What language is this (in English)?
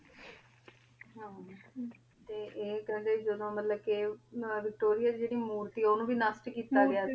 Punjabi